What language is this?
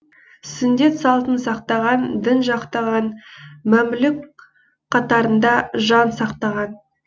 Kazakh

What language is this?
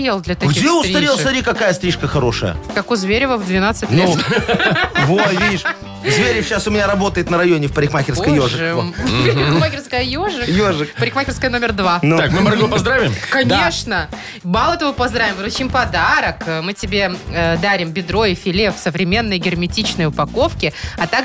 Russian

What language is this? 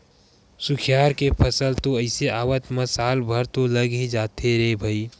Chhattisgarhi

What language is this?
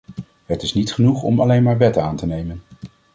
Dutch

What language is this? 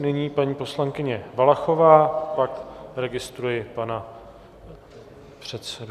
Czech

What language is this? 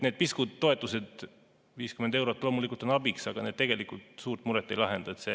Estonian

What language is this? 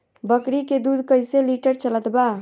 Bhojpuri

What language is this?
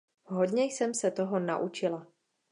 Czech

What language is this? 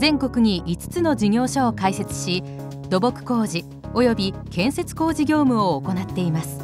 Japanese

